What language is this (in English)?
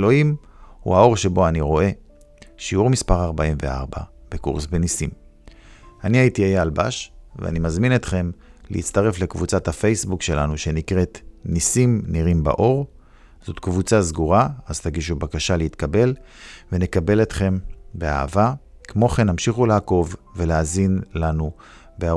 Hebrew